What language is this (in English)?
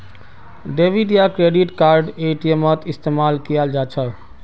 Magahi